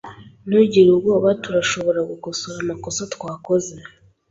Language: Kinyarwanda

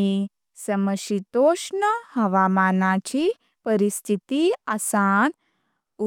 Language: Konkani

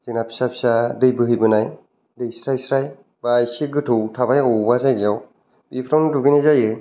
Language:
Bodo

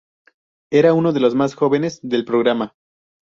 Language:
Spanish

